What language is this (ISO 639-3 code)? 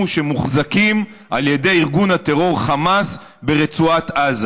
heb